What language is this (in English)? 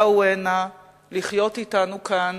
Hebrew